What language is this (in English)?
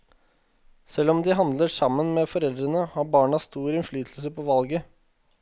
Norwegian